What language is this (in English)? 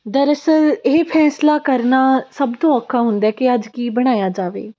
Punjabi